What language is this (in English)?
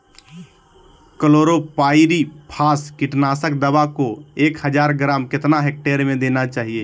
Magahi